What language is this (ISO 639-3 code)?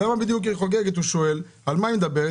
heb